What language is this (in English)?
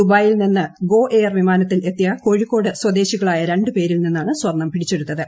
Malayalam